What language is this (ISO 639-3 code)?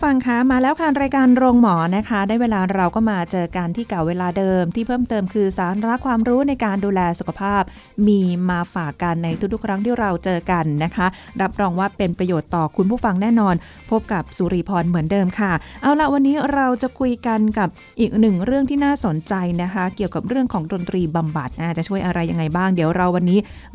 tha